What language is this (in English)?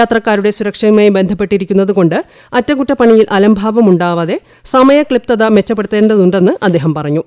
Malayalam